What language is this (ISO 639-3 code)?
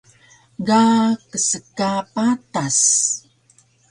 trv